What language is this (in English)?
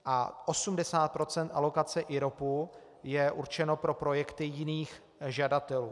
Czech